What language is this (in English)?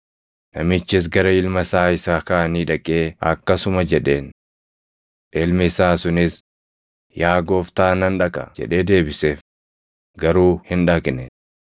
Oromo